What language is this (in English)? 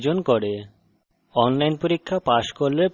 Bangla